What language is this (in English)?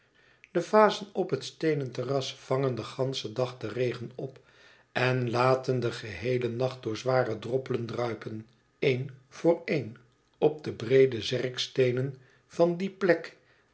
Dutch